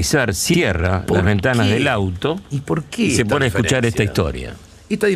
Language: Spanish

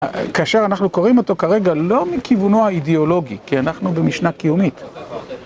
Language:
Hebrew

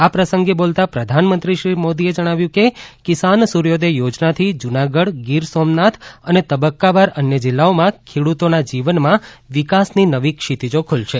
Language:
Gujarati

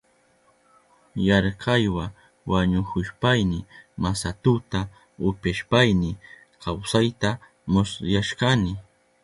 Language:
Southern Pastaza Quechua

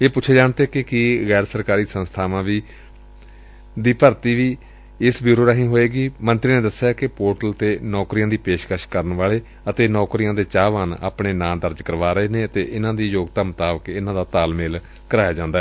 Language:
Punjabi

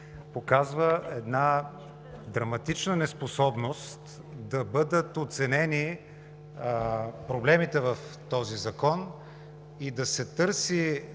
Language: Bulgarian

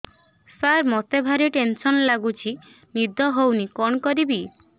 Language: Odia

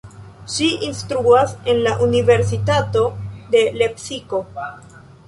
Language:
Esperanto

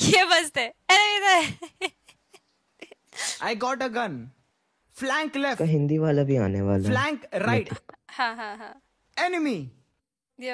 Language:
English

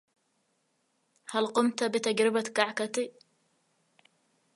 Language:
Arabic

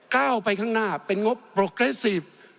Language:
Thai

